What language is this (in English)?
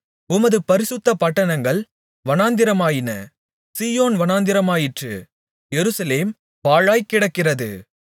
Tamil